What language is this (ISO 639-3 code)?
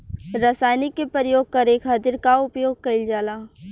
bho